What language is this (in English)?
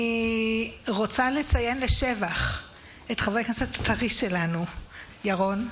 Hebrew